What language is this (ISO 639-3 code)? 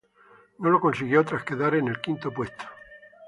spa